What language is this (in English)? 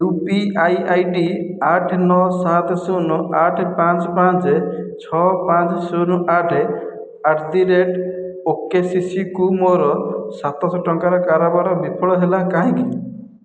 Odia